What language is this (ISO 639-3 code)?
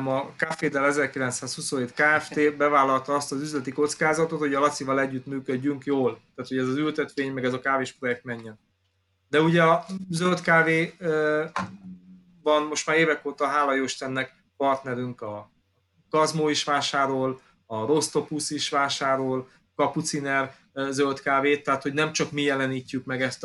hun